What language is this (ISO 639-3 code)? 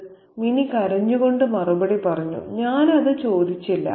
mal